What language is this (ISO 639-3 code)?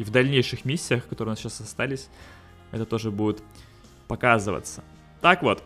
rus